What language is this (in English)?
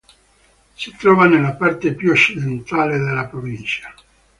Italian